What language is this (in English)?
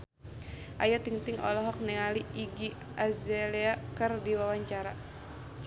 Sundanese